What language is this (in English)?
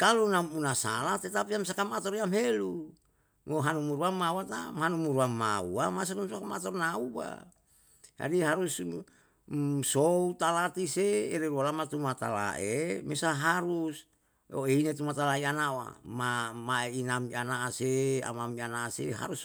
Yalahatan